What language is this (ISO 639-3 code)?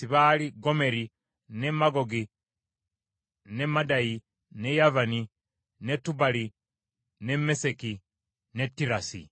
lug